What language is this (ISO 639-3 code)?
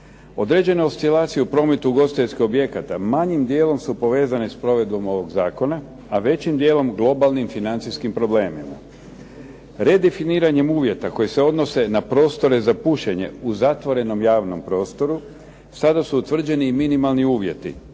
hrv